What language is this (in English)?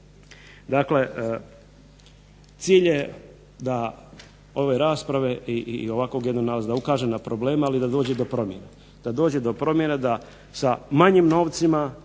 Croatian